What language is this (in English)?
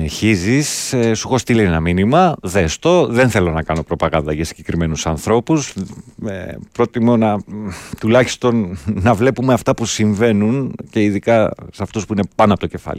Greek